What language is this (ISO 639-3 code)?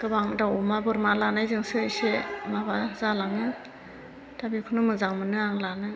brx